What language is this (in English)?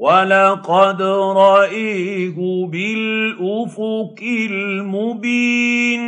Arabic